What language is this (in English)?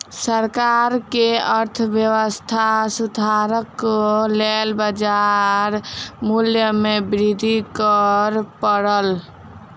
Maithili